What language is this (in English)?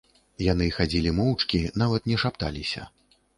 Belarusian